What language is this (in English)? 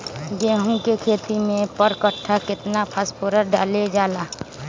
Magahi